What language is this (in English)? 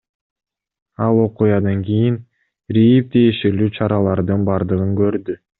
Kyrgyz